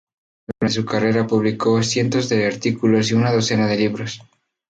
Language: Spanish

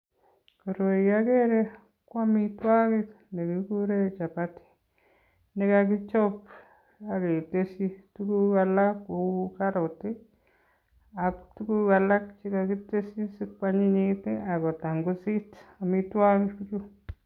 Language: Kalenjin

